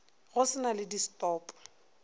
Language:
Northern Sotho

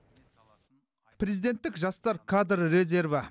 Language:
Kazakh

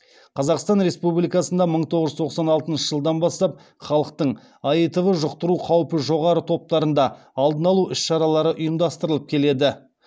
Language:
Kazakh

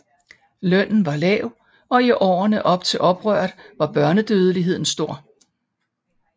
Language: Danish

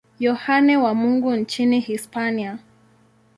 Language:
Swahili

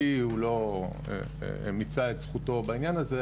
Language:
Hebrew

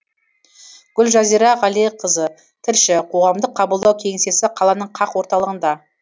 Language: Kazakh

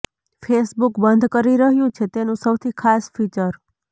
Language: Gujarati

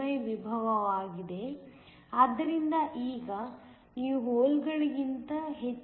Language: Kannada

